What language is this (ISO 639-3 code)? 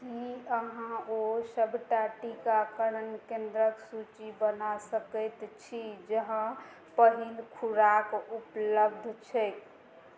mai